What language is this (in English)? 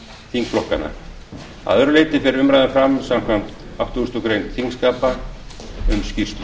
Icelandic